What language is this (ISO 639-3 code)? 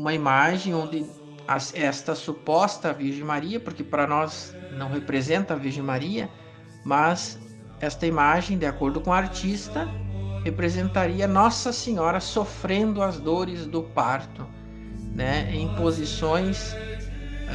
por